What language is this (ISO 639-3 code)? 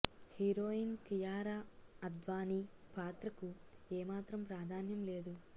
tel